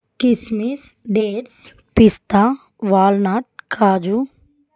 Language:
Telugu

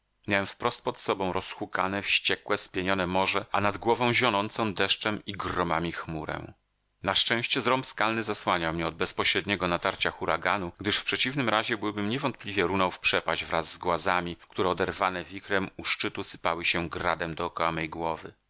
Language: Polish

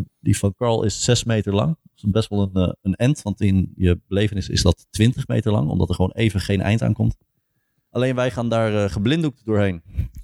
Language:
Dutch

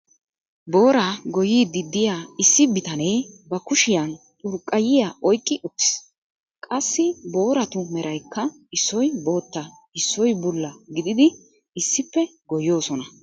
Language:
Wolaytta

